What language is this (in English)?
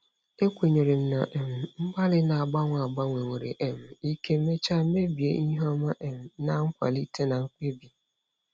Igbo